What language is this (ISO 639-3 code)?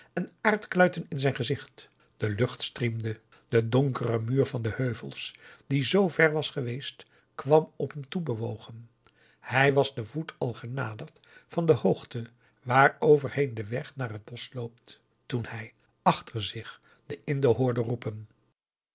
nld